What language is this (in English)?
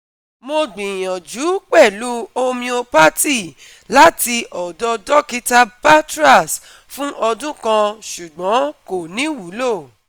Yoruba